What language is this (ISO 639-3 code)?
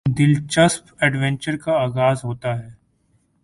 urd